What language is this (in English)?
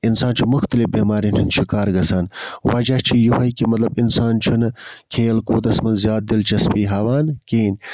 Kashmiri